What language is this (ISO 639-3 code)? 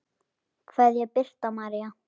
isl